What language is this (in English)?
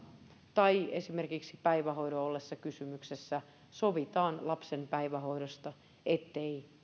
Finnish